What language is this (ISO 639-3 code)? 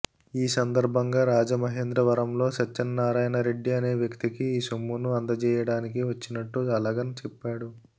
tel